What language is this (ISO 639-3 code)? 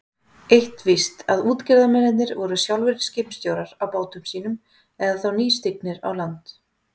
isl